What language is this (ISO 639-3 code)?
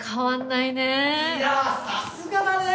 jpn